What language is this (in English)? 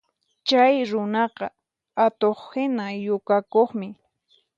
Puno Quechua